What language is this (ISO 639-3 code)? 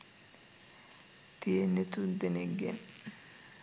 sin